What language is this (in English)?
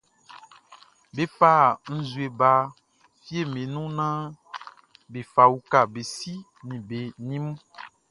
Baoulé